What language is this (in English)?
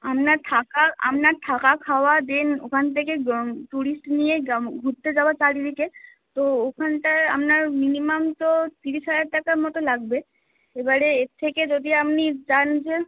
Bangla